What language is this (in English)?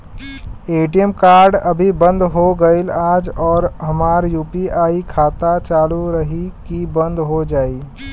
Bhojpuri